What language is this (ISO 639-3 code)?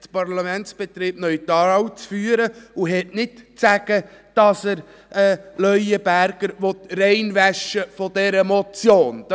gsw